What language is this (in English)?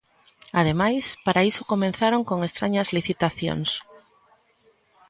Galician